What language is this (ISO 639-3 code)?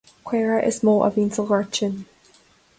gle